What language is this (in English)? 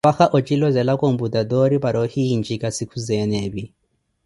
Koti